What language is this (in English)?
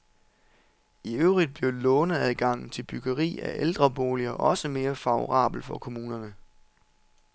Danish